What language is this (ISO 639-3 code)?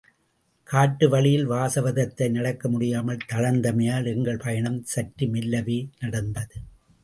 tam